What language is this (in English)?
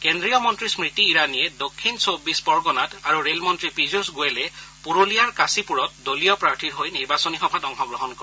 Assamese